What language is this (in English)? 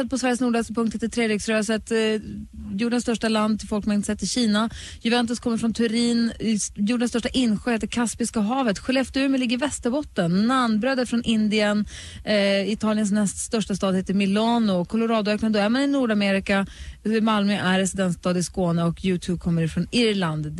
Swedish